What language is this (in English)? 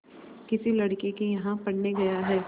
Hindi